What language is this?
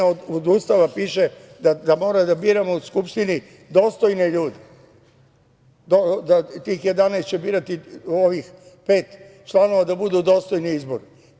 Serbian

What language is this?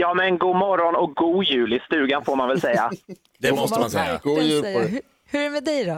Swedish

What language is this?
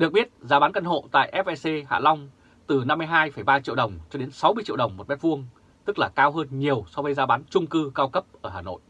Vietnamese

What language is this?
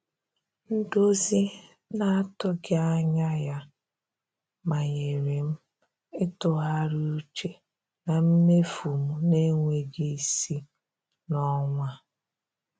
Igbo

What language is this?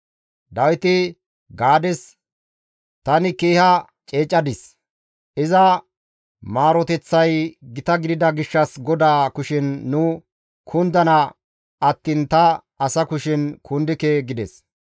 Gamo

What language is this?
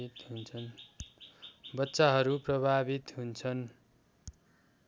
Nepali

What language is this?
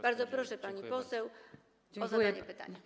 Polish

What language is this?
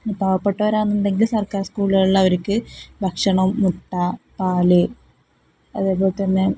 Malayalam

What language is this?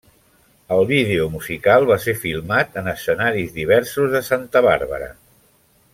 Catalan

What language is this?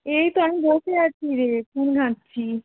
Bangla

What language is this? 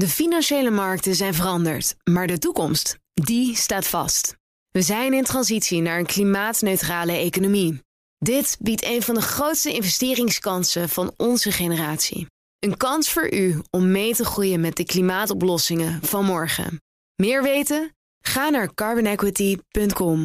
Dutch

